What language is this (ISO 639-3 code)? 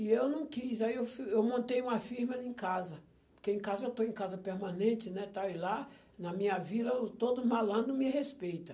por